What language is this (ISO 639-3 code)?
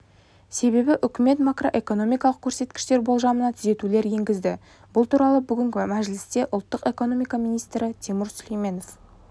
kaz